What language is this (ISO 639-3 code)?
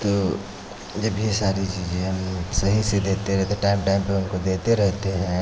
hin